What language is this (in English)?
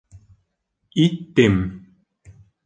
Bashkir